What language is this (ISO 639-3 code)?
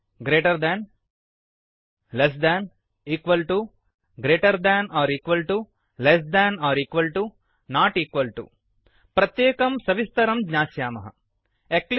san